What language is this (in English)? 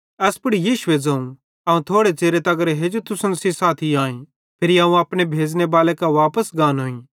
Bhadrawahi